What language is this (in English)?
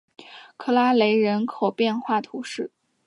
Chinese